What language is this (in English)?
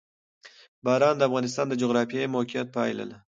Pashto